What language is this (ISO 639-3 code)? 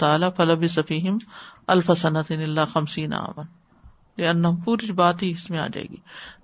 urd